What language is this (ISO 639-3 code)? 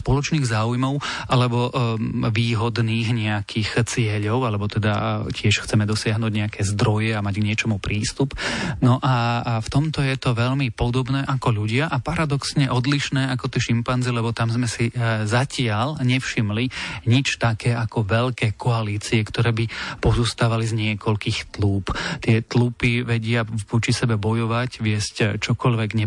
slk